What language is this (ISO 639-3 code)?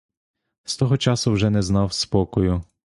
ukr